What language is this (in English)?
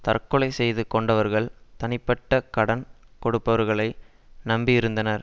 Tamil